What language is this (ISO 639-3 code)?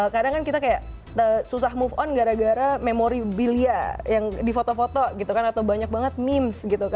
ind